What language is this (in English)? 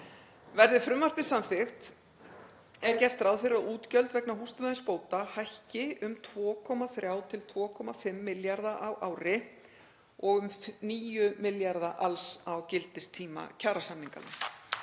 Icelandic